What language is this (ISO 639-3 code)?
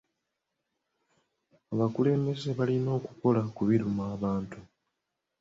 lug